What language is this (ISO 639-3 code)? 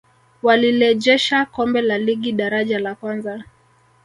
swa